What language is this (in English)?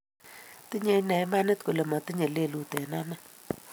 Kalenjin